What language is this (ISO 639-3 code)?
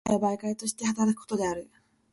jpn